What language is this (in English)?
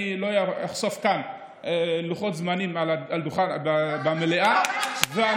Hebrew